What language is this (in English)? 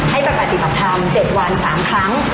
Thai